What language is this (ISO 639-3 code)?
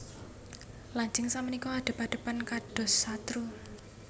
jav